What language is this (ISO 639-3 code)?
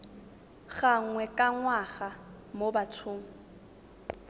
tsn